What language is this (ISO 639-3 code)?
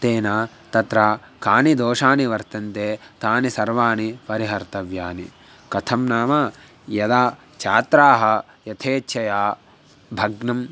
san